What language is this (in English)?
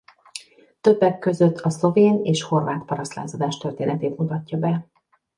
Hungarian